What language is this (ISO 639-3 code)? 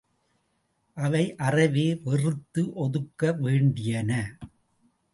tam